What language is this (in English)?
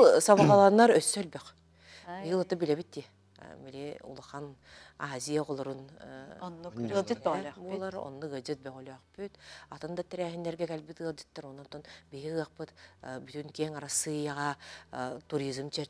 Turkish